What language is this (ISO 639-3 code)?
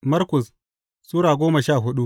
hau